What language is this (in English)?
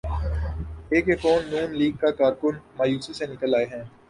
Urdu